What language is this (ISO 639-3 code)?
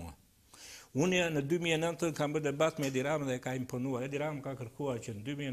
ron